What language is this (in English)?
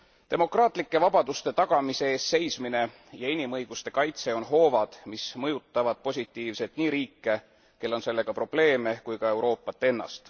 Estonian